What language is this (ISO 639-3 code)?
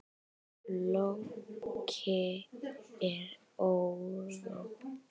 isl